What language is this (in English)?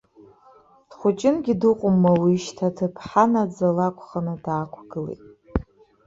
Abkhazian